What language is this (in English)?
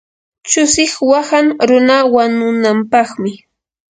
Yanahuanca Pasco Quechua